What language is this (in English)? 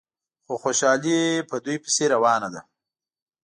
Pashto